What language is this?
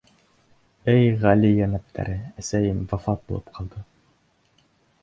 Bashkir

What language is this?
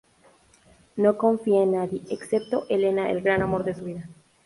Spanish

